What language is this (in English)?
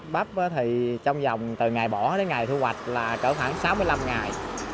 Vietnamese